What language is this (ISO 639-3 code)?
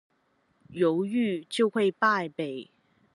zho